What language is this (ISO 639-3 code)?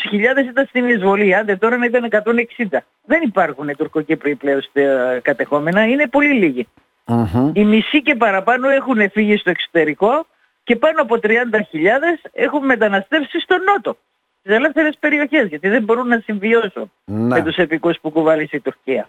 ell